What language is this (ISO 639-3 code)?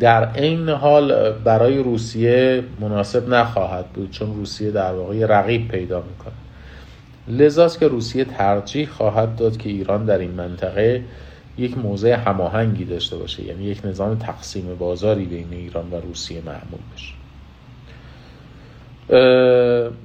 fas